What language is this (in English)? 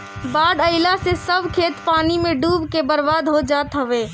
Bhojpuri